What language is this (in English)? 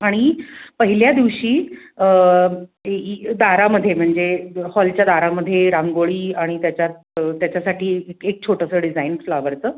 Marathi